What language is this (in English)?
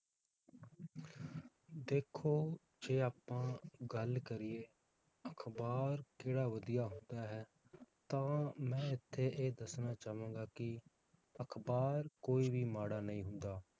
Punjabi